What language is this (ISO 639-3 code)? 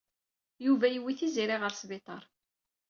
kab